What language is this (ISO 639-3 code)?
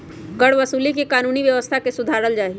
mag